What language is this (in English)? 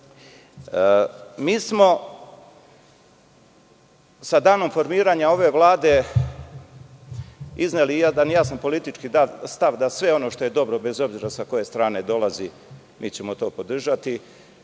Serbian